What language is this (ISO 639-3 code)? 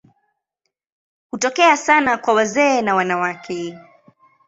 swa